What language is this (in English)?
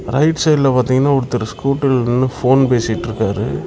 Tamil